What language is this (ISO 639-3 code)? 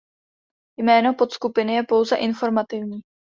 ces